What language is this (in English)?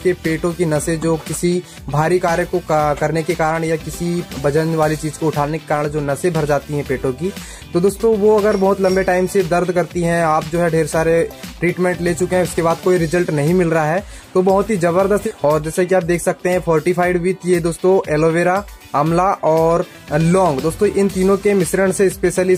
Hindi